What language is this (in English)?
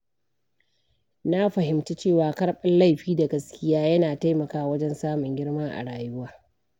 Hausa